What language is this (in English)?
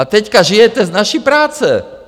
Czech